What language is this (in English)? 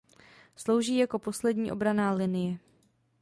Czech